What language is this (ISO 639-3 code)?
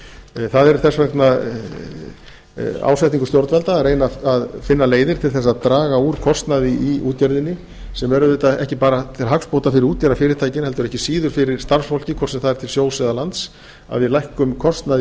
isl